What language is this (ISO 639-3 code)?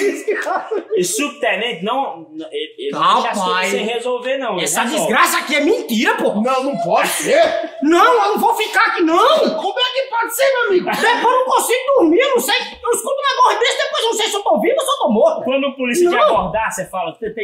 por